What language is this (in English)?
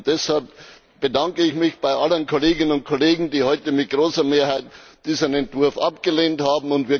German